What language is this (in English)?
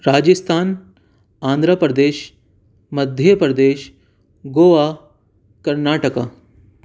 Urdu